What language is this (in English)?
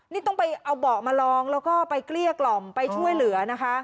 Thai